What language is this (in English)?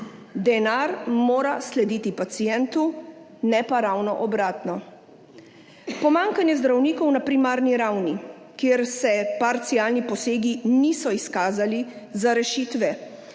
Slovenian